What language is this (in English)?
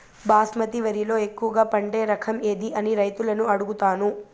Telugu